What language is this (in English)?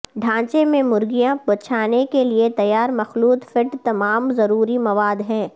Urdu